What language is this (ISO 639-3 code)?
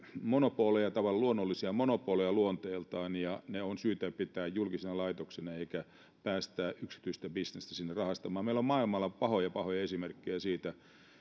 fin